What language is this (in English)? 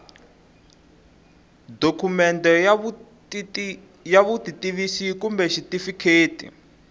Tsonga